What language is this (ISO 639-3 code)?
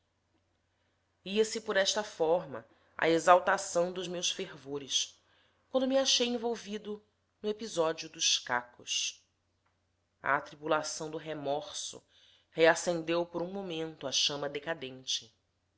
por